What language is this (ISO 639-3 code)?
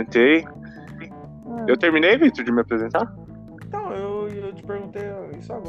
por